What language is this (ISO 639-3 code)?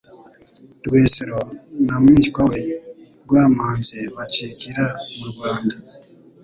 kin